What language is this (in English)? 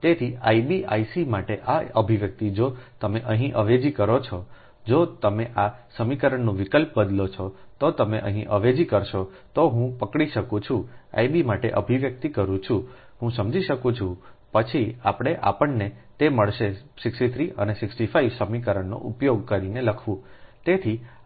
Gujarati